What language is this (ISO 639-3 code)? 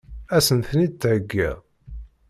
kab